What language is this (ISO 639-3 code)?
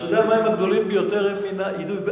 heb